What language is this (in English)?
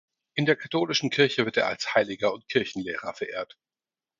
German